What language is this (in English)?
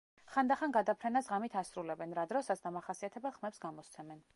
Georgian